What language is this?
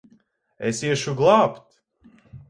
Latvian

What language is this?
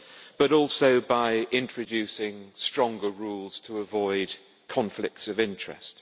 English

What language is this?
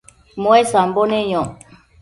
Matsés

